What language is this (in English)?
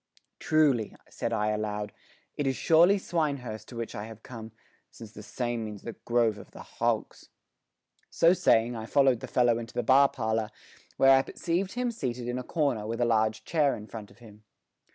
English